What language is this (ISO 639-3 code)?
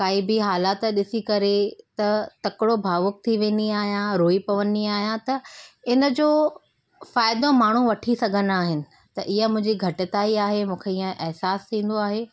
snd